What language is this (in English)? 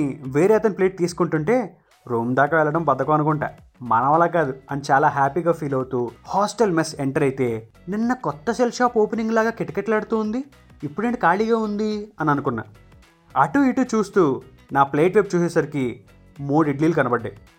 Telugu